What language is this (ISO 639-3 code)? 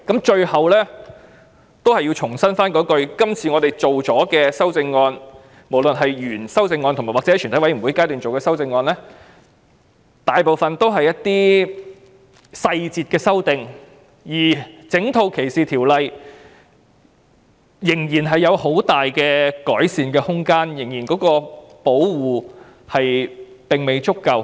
yue